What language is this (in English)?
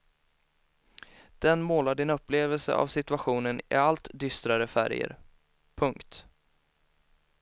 Swedish